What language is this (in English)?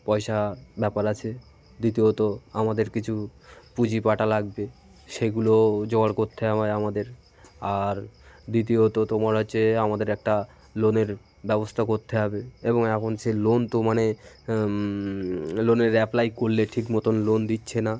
Bangla